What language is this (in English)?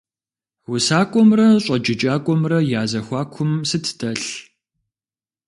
Kabardian